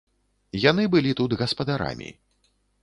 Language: Belarusian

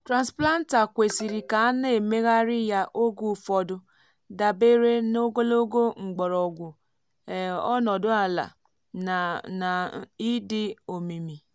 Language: Igbo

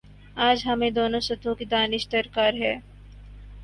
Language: Urdu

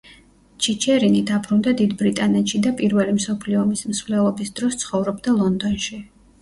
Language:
Georgian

